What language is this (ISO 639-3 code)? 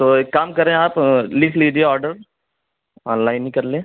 urd